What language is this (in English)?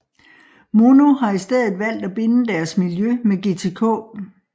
Danish